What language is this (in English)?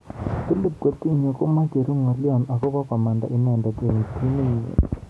Kalenjin